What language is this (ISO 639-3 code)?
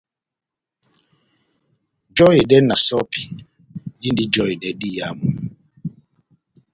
bnm